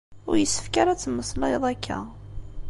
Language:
Kabyle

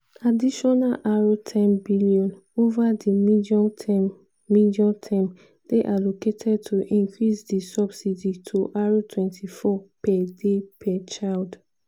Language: Nigerian Pidgin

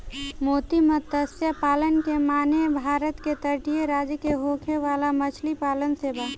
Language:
Bhojpuri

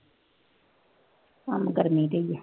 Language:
Punjabi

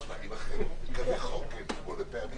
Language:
Hebrew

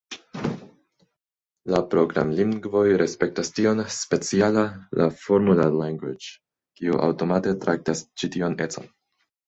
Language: Esperanto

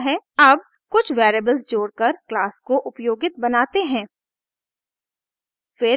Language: Hindi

